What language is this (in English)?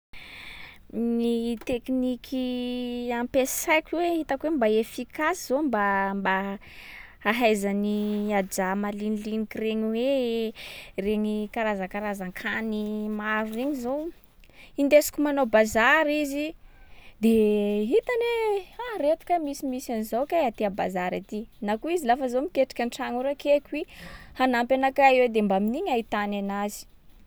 Sakalava Malagasy